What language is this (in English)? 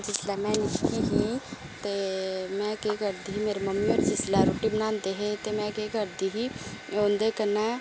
Dogri